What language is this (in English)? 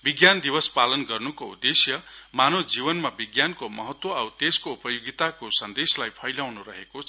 Nepali